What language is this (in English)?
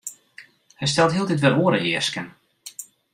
Western Frisian